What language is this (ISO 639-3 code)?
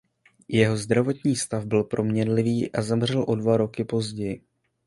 ces